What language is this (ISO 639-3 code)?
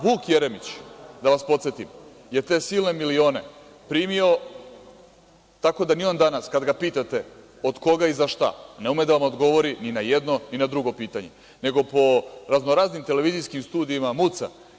srp